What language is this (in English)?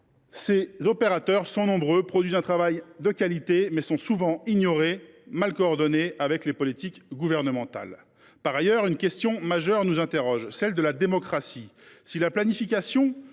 French